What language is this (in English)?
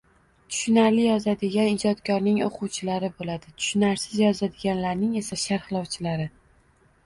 Uzbek